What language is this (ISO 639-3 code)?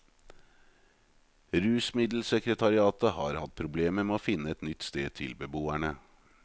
nor